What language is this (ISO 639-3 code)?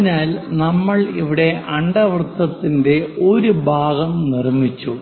mal